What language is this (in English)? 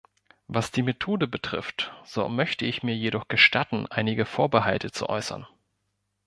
German